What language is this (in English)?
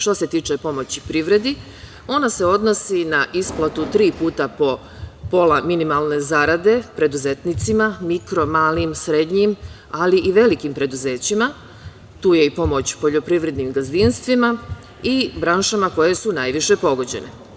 Serbian